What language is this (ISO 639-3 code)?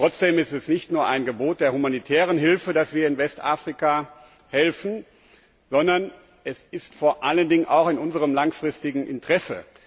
deu